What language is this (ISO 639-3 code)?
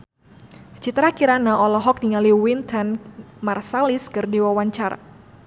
sun